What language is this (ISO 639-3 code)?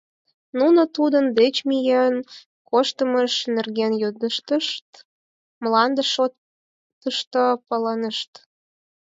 chm